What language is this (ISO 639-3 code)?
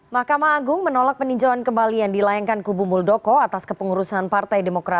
ind